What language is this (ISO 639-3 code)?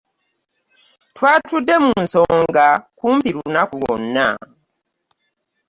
lug